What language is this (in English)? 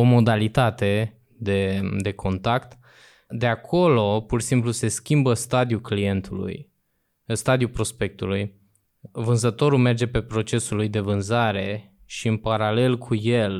Romanian